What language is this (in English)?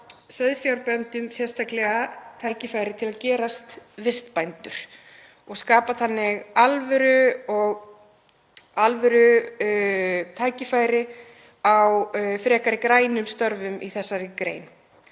Icelandic